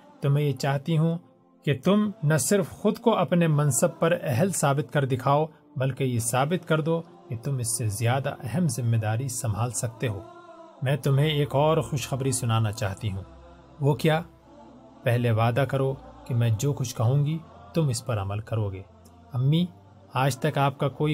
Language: Urdu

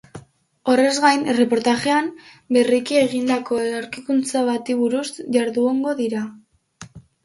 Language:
Basque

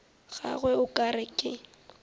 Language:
Northern Sotho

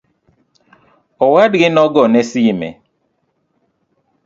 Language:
Luo (Kenya and Tanzania)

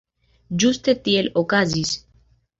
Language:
Esperanto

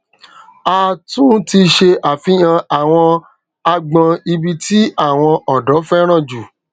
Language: Yoruba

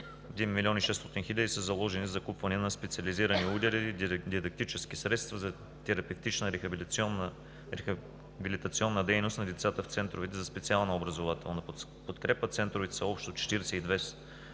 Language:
Bulgarian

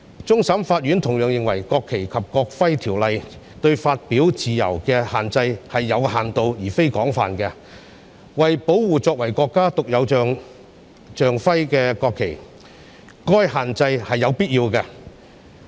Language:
Cantonese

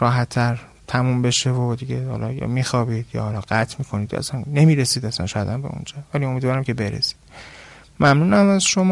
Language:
Persian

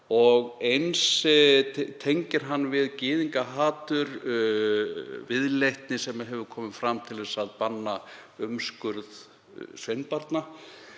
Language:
Icelandic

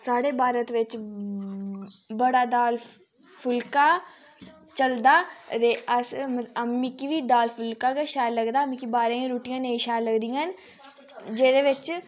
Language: Dogri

